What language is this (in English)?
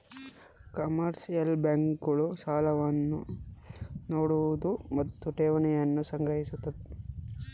Kannada